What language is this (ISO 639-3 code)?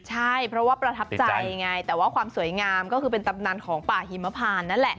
tha